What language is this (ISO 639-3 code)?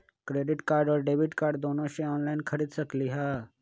mag